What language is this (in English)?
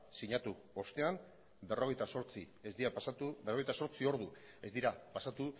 Basque